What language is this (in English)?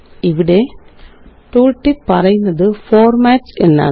Malayalam